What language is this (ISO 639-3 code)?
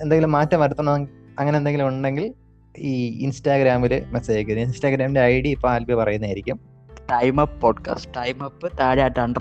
mal